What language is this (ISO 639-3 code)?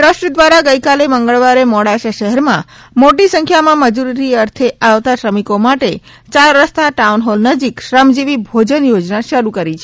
guj